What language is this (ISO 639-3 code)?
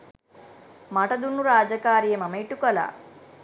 sin